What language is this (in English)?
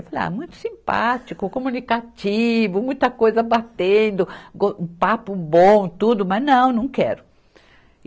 Portuguese